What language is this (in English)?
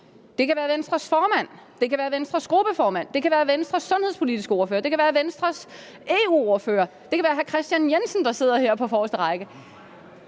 Danish